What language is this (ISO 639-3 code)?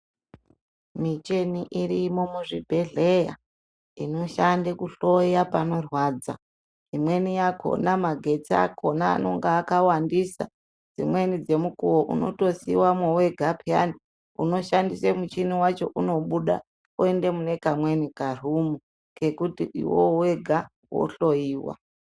ndc